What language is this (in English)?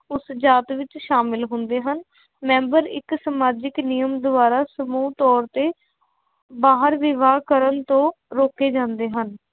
Punjabi